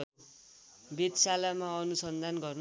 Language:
Nepali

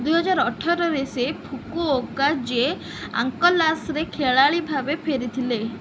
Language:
Odia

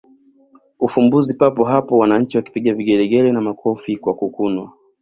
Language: Swahili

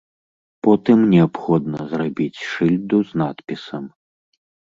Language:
Belarusian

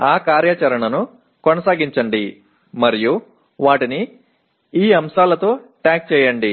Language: Telugu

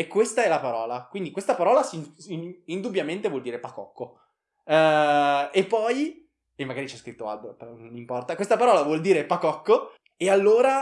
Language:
Italian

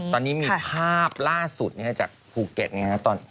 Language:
Thai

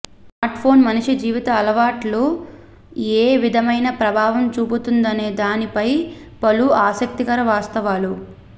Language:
Telugu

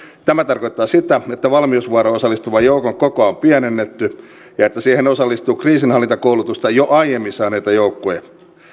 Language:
Finnish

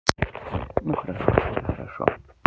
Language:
Russian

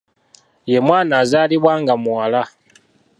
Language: Ganda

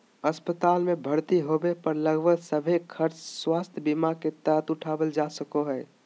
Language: Magahi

